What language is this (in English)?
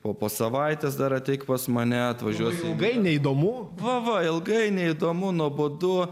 Lithuanian